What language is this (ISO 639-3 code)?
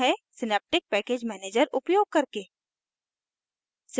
hin